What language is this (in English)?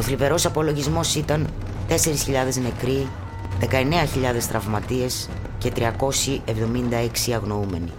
Greek